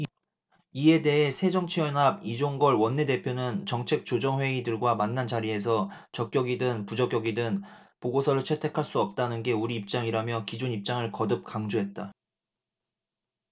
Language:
Korean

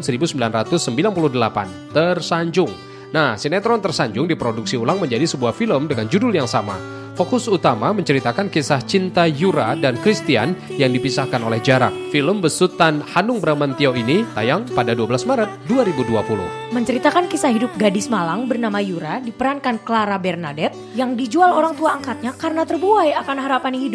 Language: Indonesian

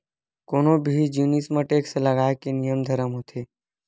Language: Chhattisgarhi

